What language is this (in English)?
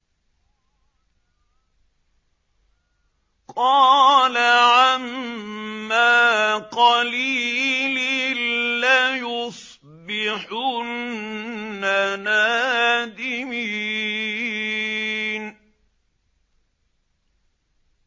Arabic